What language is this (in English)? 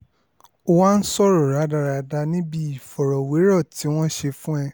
Yoruba